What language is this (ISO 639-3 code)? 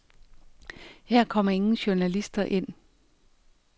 dan